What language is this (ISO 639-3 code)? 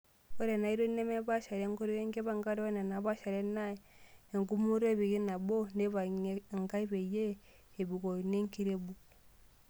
mas